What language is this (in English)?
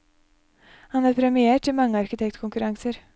Norwegian